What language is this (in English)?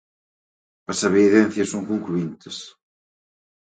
Galician